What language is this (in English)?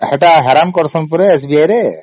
Odia